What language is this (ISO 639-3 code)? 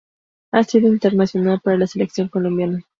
spa